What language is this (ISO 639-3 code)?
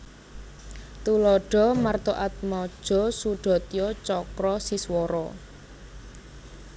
jav